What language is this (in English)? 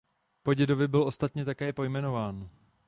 Czech